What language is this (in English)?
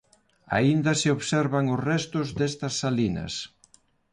Galician